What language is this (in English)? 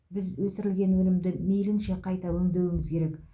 Kazakh